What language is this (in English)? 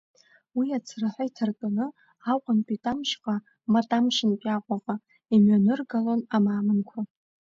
Abkhazian